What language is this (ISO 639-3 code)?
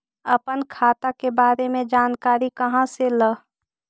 mag